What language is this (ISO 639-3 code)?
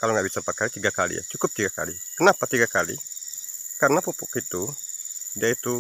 ind